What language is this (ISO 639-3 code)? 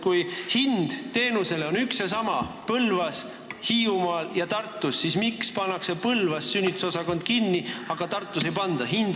est